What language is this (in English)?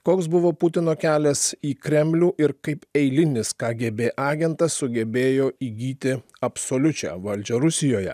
Lithuanian